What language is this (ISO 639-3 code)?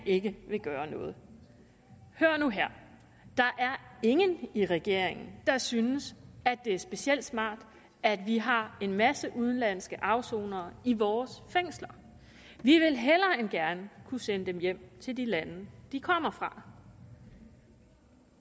dan